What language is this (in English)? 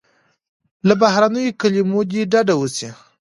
Pashto